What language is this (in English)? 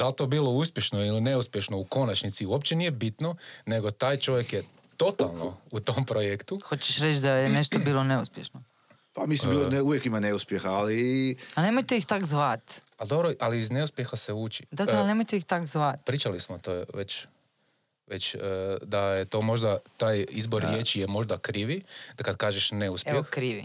Croatian